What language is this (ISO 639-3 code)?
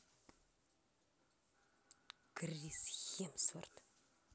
rus